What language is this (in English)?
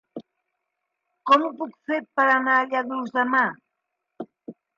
Catalan